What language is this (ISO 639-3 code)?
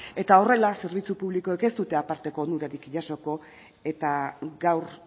eus